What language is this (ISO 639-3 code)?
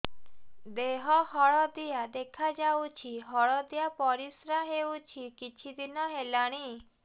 ori